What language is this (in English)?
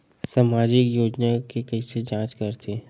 Chhattisgarhi